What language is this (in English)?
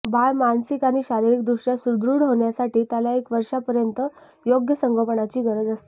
Marathi